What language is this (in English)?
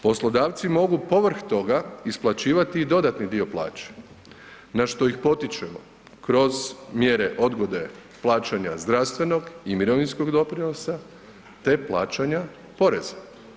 Croatian